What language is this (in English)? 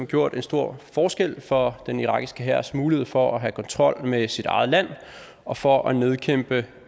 Danish